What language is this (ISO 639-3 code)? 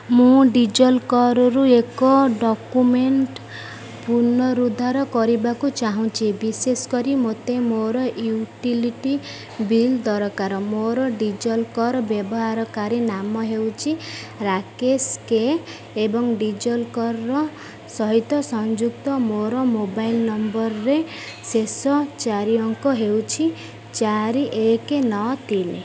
ori